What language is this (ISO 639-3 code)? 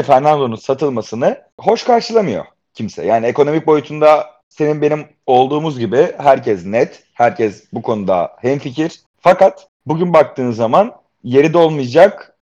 tur